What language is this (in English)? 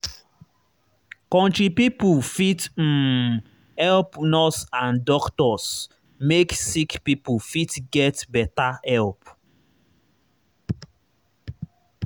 Nigerian Pidgin